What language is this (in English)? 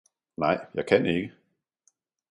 Danish